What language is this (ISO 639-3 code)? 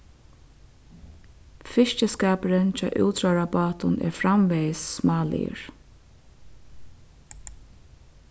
fao